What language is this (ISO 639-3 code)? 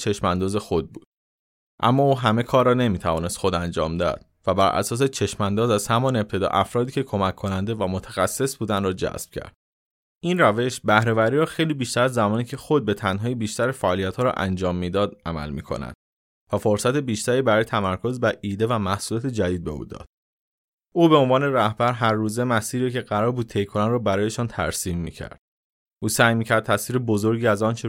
fas